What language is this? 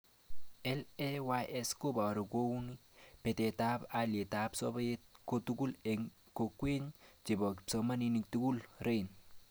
Kalenjin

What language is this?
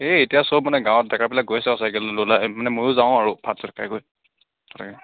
Assamese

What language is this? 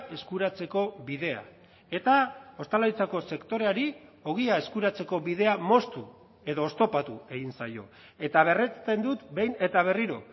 Basque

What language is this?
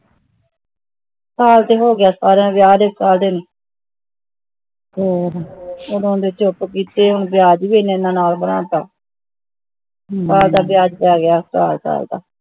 Punjabi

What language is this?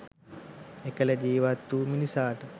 Sinhala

